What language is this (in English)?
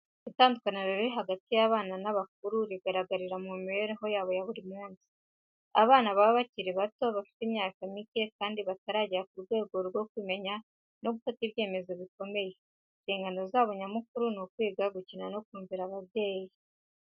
Kinyarwanda